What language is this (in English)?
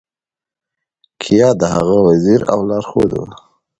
Pashto